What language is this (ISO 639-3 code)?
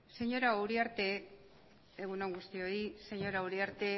eus